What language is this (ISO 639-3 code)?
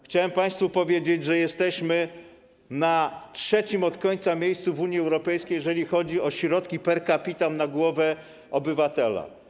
pol